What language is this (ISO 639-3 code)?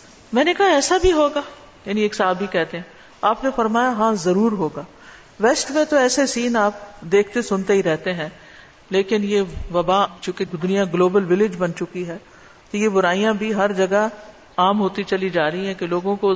urd